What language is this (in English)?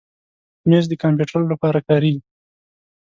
Pashto